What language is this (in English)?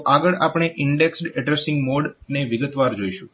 Gujarati